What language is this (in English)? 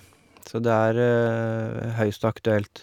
Norwegian